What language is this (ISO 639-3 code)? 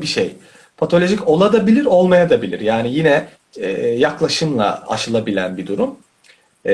tur